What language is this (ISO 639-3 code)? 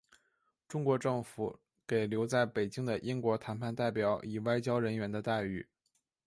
zho